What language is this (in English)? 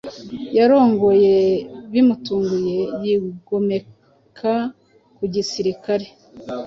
Kinyarwanda